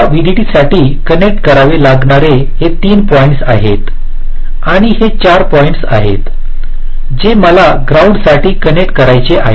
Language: Marathi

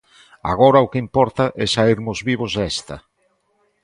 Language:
Galician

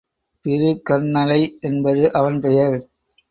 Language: Tamil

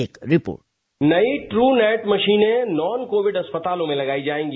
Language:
Hindi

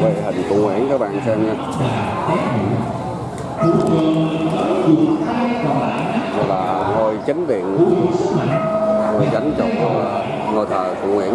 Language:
Vietnamese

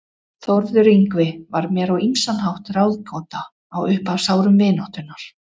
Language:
Icelandic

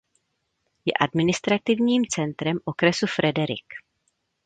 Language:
Czech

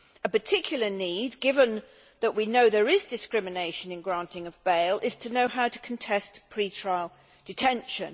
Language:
English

